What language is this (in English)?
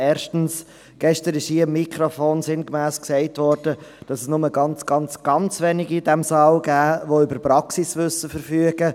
Swiss German